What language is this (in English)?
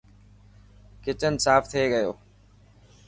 Dhatki